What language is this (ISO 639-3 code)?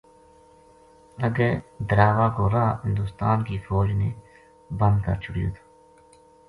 gju